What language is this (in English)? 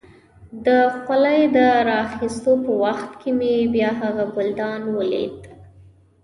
Pashto